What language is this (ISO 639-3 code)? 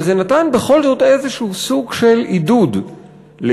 heb